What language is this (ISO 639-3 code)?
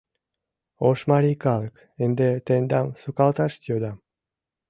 chm